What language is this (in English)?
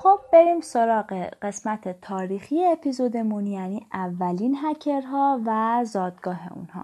Persian